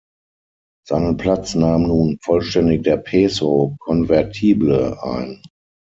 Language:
German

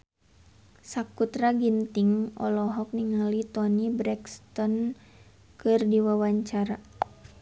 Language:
Sundanese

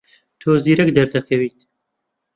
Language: Central Kurdish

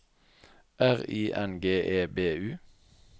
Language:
Norwegian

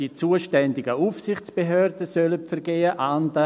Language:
Swiss German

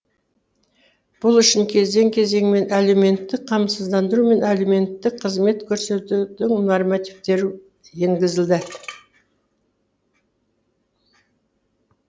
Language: Kazakh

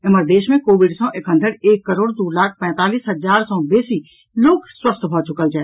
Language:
Maithili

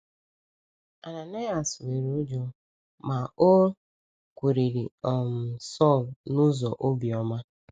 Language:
Igbo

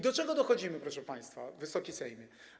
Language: Polish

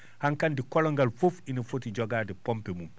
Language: Fula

